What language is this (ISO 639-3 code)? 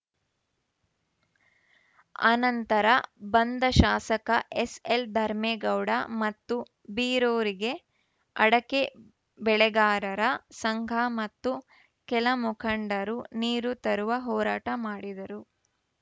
kan